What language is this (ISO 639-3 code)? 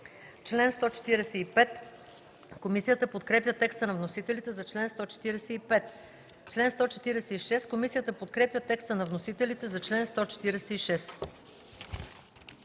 bul